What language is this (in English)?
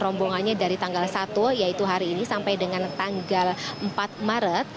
Indonesian